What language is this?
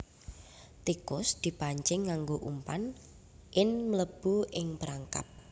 Javanese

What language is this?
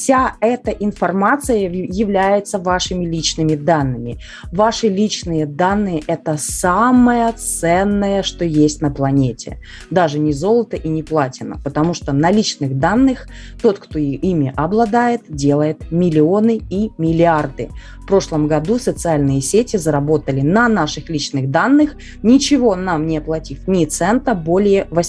Russian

